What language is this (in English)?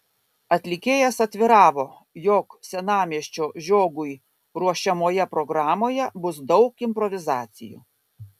Lithuanian